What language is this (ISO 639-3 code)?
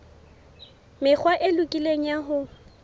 sot